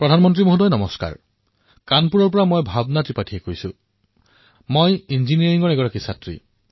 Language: Assamese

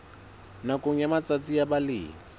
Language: Southern Sotho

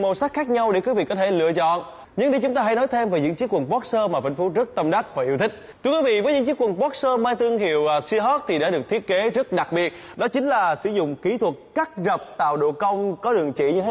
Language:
Vietnamese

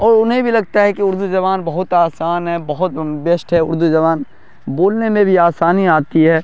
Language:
Urdu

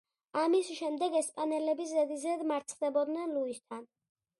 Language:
Georgian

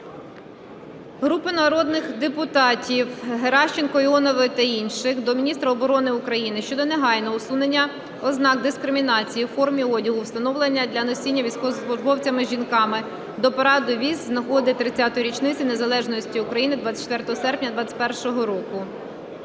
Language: Ukrainian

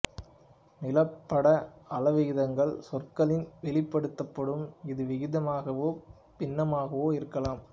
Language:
Tamil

